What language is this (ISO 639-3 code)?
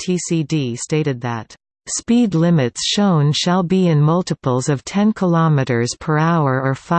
eng